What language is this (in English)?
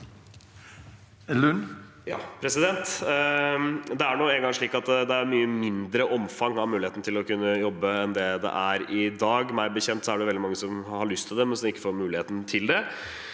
Norwegian